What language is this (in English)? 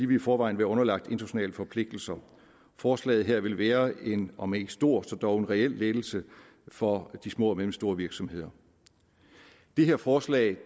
Danish